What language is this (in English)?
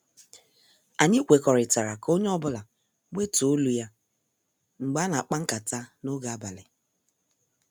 Igbo